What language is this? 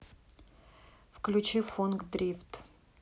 Russian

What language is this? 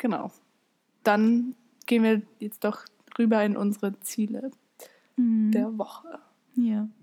German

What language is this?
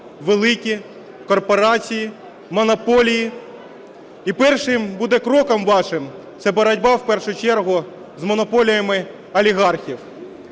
Ukrainian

